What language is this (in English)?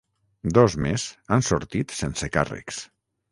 Catalan